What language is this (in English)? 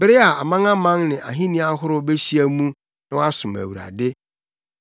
Akan